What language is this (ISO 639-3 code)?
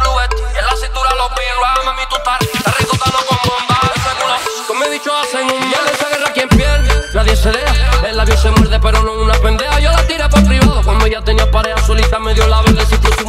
ron